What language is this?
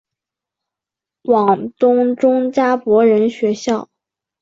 Chinese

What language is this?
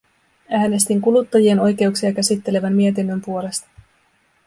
Finnish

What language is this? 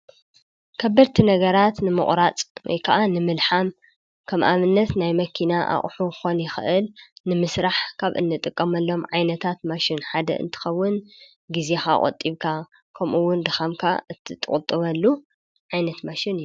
Tigrinya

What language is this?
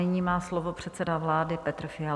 Czech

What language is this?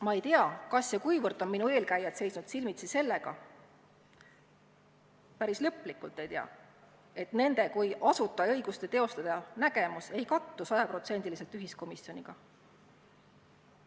Estonian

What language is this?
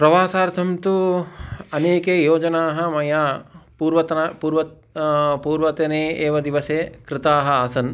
Sanskrit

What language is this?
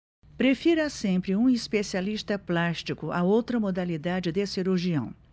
Portuguese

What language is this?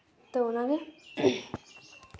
Santali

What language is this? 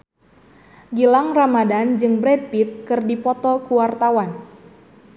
Sundanese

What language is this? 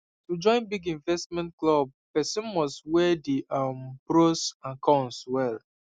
Nigerian Pidgin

